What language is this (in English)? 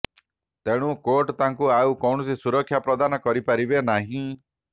Odia